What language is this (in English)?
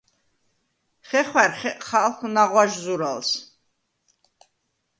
Svan